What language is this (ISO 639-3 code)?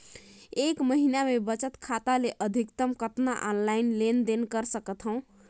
hne